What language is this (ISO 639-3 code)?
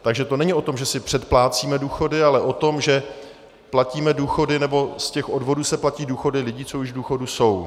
ces